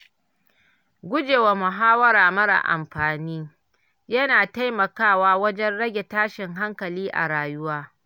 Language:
Hausa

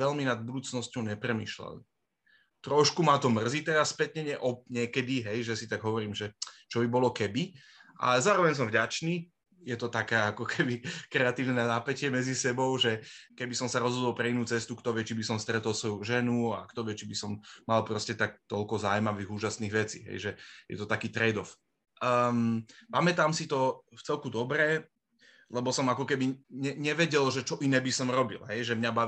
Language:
Slovak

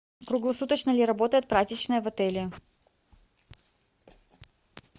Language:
Russian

